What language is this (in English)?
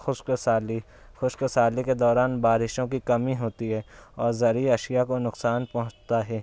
Urdu